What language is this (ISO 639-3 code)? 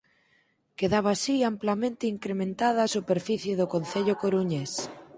glg